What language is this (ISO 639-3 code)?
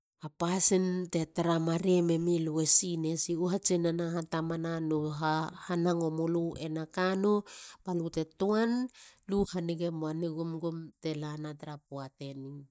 hla